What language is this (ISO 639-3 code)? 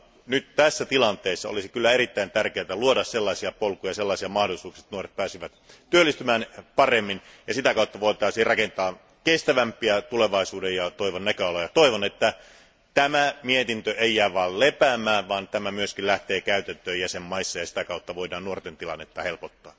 fin